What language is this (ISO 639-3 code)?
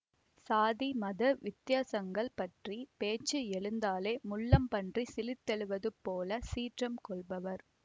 tam